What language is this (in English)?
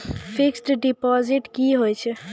Maithili